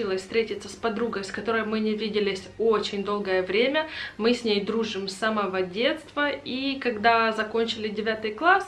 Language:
Russian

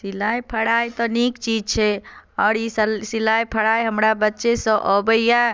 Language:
Maithili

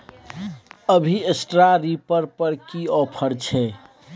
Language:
Maithili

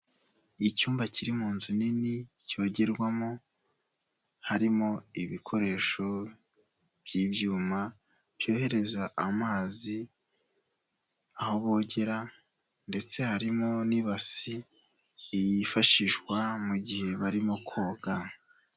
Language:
Kinyarwanda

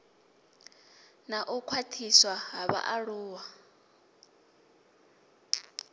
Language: Venda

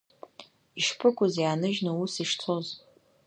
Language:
Abkhazian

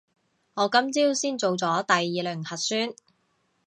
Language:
Cantonese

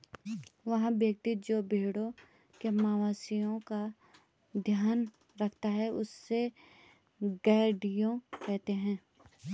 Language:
Hindi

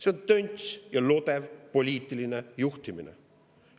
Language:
Estonian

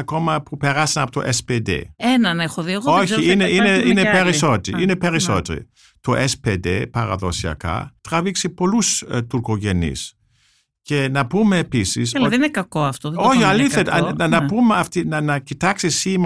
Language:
Greek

